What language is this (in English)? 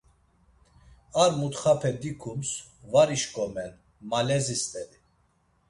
Laz